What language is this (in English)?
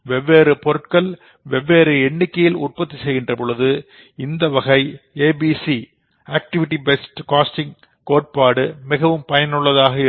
Tamil